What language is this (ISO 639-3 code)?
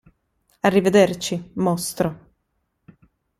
ita